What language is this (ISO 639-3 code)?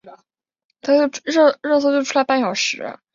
zho